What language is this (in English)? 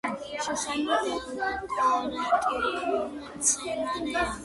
Georgian